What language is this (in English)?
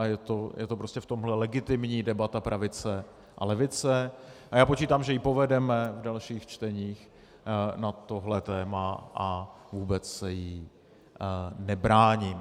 Czech